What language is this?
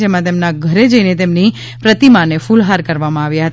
Gujarati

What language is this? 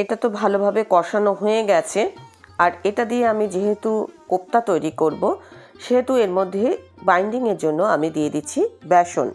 Bangla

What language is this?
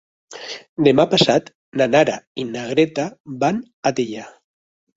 Catalan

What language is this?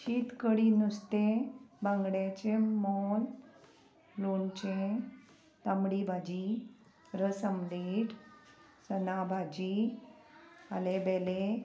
Konkani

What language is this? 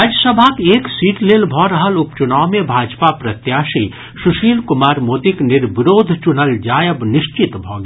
Maithili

